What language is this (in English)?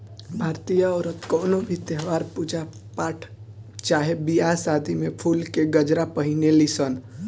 Bhojpuri